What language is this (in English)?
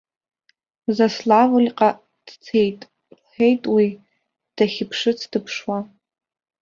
Abkhazian